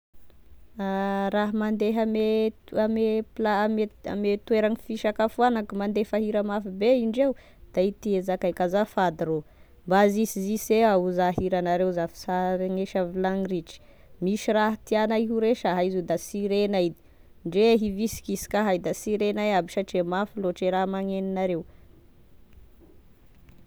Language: Tesaka Malagasy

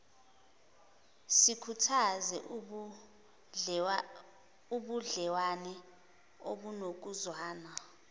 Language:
Zulu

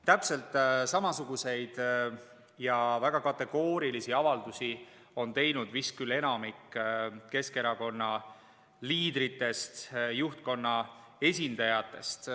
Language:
Estonian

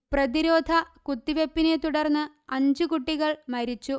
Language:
Malayalam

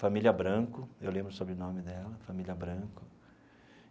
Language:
Portuguese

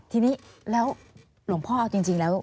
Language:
Thai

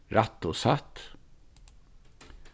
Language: Faroese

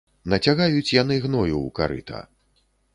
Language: Belarusian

